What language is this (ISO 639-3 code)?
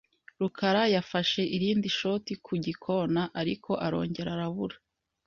kin